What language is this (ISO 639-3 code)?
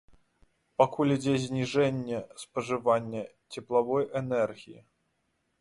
bel